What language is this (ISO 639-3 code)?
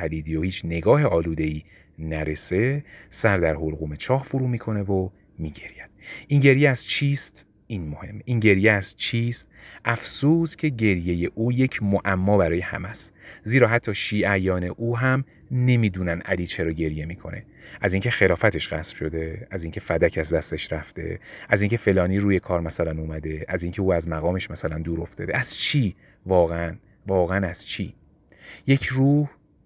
fas